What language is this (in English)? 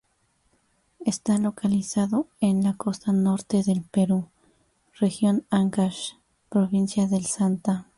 Spanish